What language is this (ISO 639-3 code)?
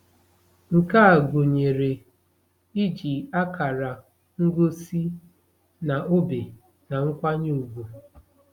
ibo